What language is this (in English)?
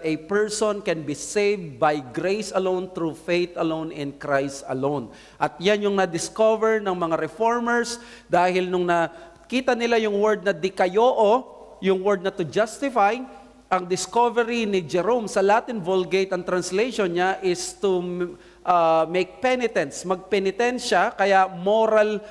Filipino